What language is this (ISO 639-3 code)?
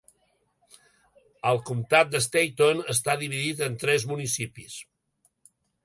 cat